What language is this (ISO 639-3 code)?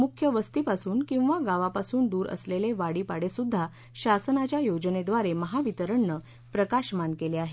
mar